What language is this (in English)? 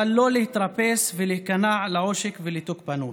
Hebrew